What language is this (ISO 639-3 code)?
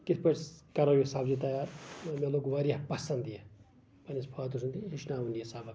kas